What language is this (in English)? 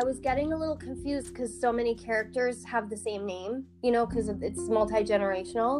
English